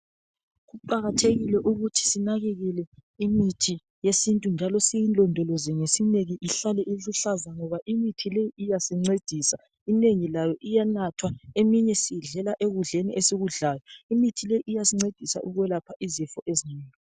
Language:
North Ndebele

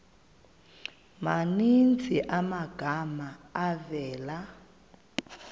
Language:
Xhosa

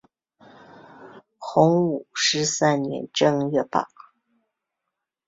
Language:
Chinese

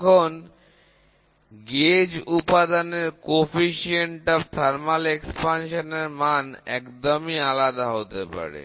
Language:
Bangla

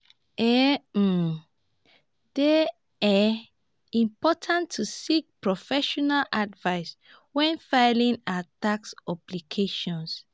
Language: Nigerian Pidgin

